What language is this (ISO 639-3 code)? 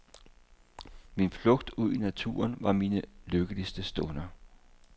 dan